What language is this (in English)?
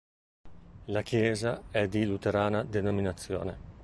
Italian